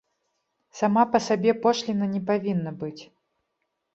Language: Belarusian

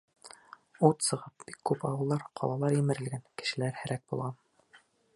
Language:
Bashkir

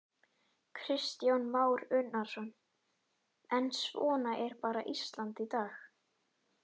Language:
Icelandic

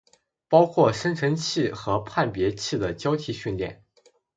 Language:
Chinese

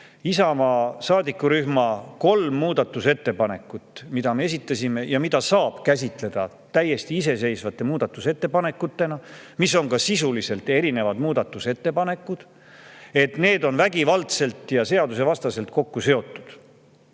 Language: Estonian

